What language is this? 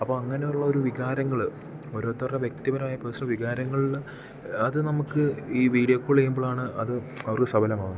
Malayalam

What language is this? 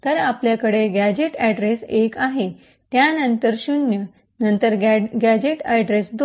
Marathi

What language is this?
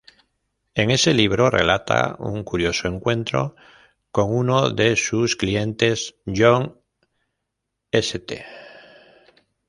Spanish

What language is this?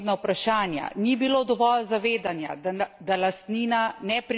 Slovenian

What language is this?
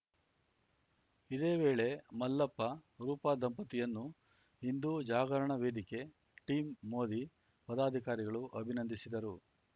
Kannada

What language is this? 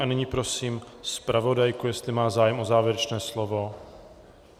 Czech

